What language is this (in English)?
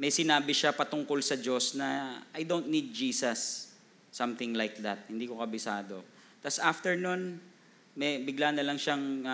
Filipino